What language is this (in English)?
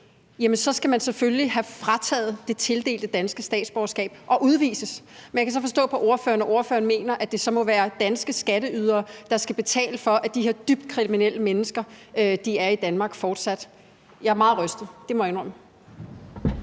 Danish